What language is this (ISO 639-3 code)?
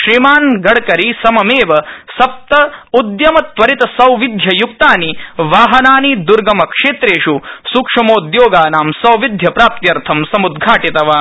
san